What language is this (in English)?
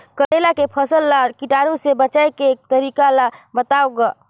Chhattisgarhi